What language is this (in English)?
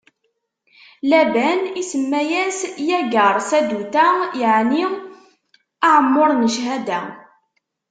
Kabyle